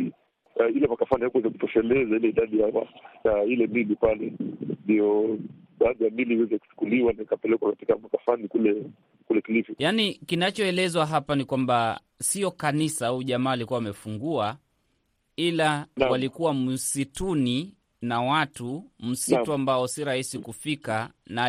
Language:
Swahili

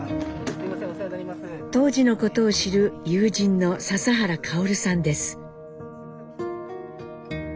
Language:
Japanese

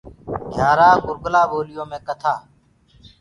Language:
Gurgula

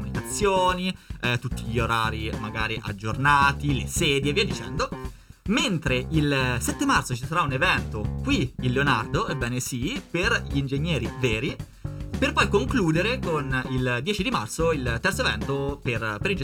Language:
Italian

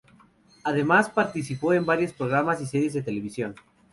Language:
Spanish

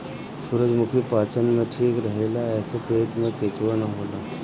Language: Bhojpuri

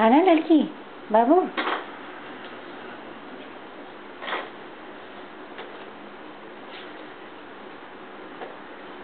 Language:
Turkish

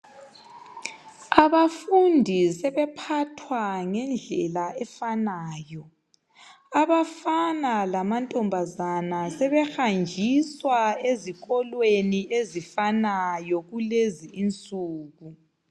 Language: North Ndebele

